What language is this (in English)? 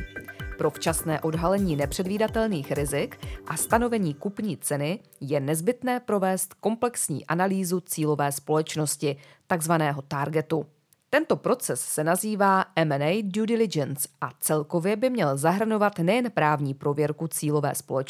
Czech